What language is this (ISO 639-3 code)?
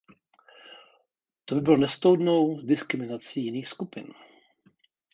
ces